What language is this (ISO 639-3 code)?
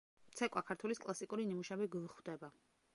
kat